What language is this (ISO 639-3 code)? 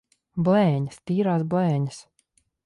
lav